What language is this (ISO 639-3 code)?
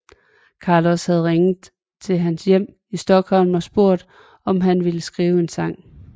dan